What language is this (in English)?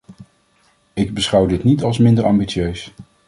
Dutch